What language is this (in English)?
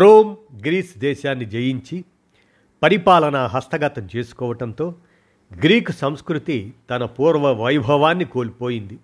Telugu